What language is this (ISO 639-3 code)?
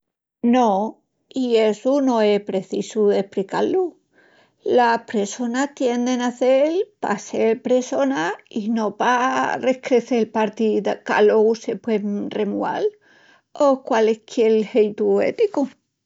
ext